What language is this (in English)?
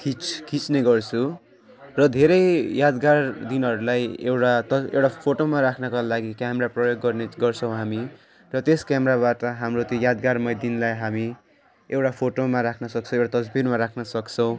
Nepali